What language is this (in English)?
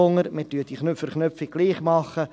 Swiss German